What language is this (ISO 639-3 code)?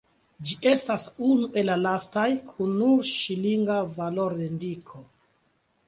epo